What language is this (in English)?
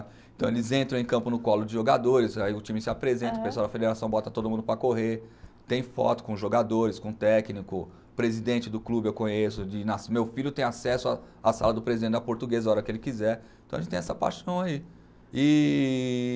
Portuguese